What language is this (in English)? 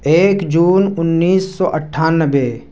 Urdu